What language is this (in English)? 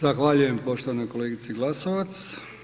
Croatian